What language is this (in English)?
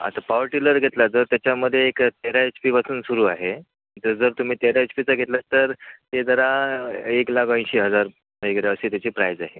Marathi